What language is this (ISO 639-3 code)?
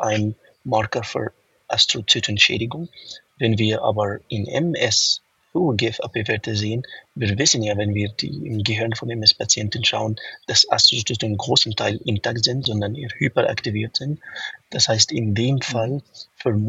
deu